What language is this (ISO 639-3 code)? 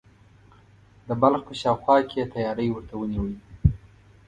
pus